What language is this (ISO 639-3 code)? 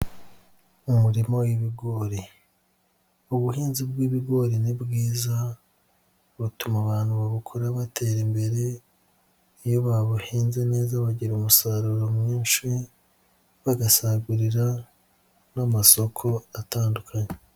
kin